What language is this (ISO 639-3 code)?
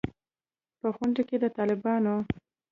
pus